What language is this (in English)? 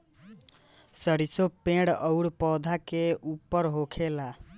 Bhojpuri